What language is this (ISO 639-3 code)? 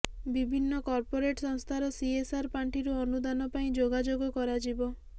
ori